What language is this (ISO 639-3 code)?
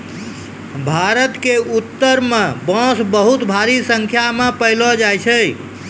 mai